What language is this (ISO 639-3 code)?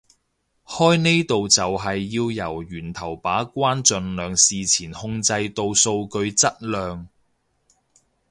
yue